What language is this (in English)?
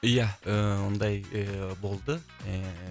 Kazakh